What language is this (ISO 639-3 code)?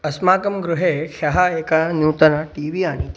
san